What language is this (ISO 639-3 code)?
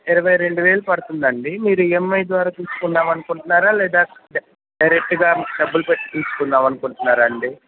tel